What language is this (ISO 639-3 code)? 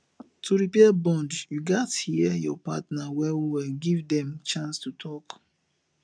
pcm